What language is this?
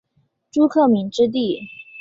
Chinese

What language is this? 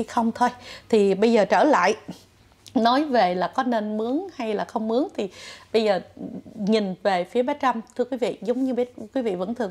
Vietnamese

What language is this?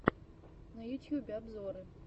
Russian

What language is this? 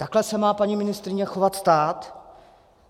Czech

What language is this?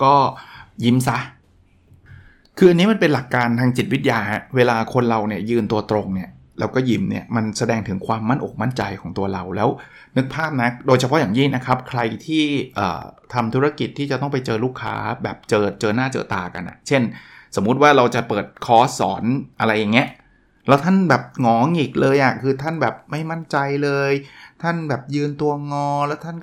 Thai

